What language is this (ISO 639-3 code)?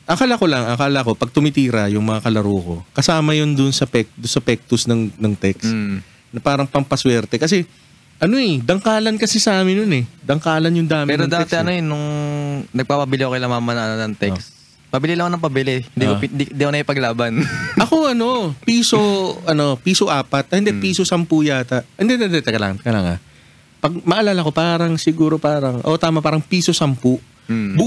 fil